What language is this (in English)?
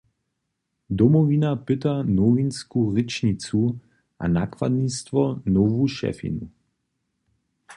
Upper Sorbian